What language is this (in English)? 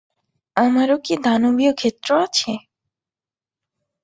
Bangla